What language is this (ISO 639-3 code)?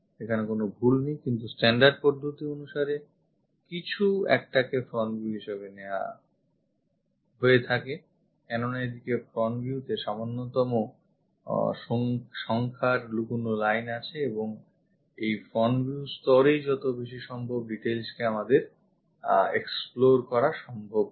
ben